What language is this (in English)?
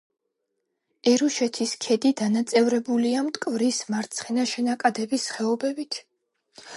Georgian